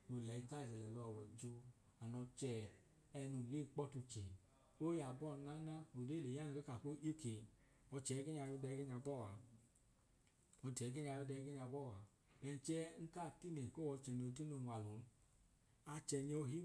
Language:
Idoma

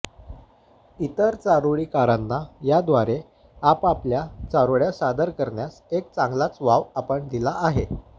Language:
Marathi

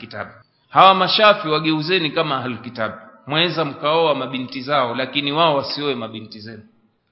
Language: Swahili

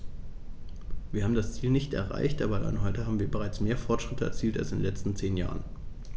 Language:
German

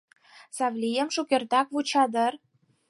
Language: Mari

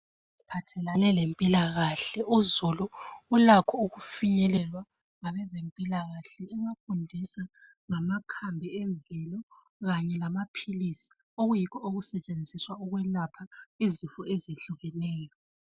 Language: North Ndebele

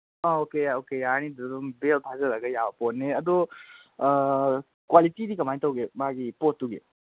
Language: Manipuri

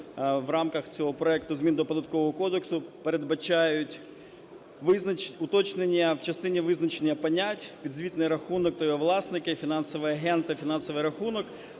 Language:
Ukrainian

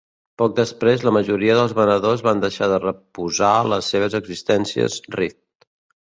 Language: Catalan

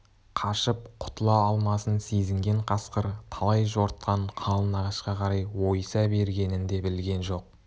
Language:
Kazakh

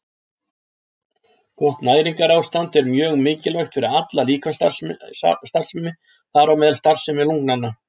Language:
Icelandic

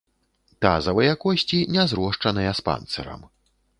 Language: Belarusian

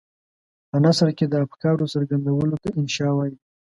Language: Pashto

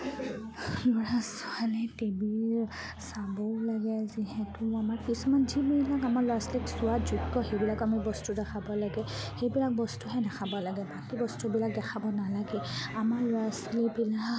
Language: Assamese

